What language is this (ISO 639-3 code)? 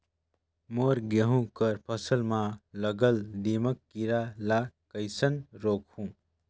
hne